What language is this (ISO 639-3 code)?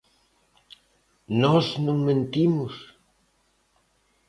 glg